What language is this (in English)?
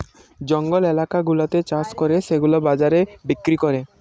Bangla